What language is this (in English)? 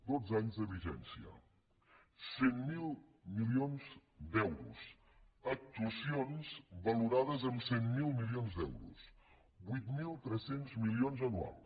Catalan